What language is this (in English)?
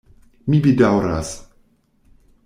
Esperanto